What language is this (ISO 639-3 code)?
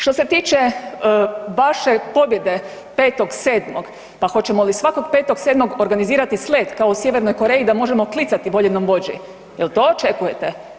hrv